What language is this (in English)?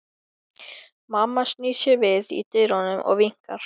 Icelandic